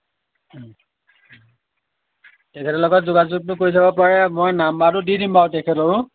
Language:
Assamese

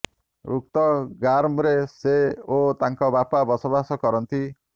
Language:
Odia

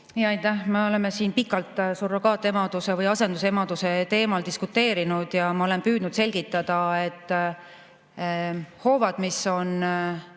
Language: Estonian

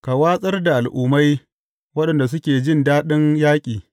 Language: Hausa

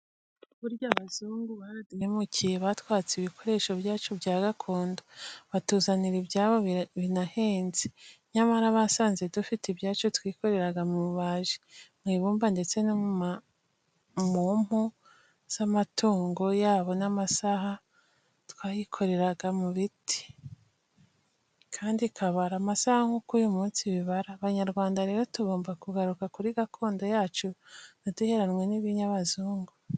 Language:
Kinyarwanda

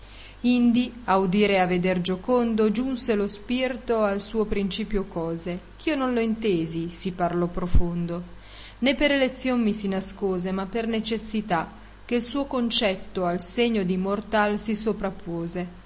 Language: Italian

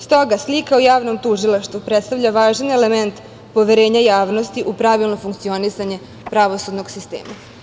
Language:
Serbian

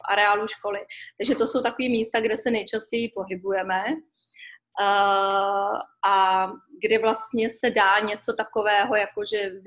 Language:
Czech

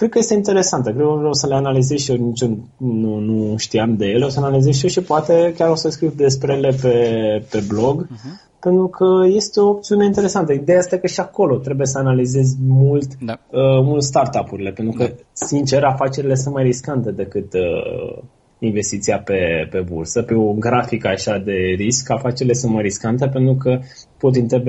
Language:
Romanian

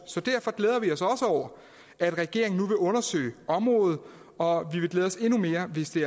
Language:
Danish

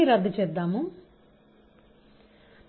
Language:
Telugu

